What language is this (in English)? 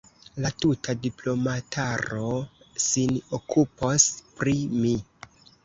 Esperanto